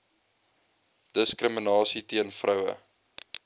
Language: Afrikaans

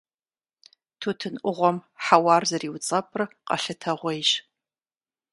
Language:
Kabardian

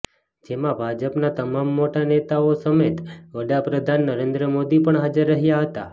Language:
Gujarati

